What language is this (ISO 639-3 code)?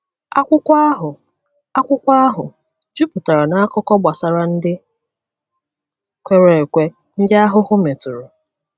ibo